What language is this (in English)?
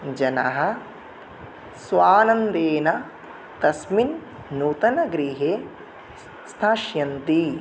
Sanskrit